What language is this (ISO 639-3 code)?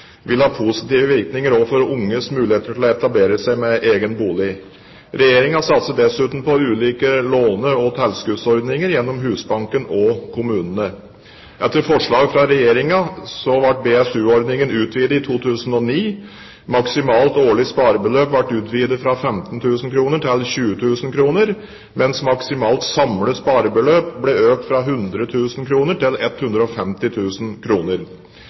nob